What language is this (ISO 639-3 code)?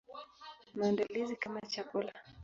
swa